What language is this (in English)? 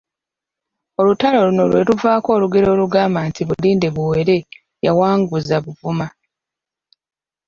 Ganda